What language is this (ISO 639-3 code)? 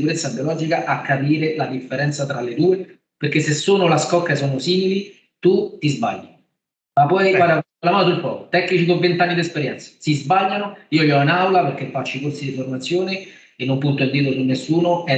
ita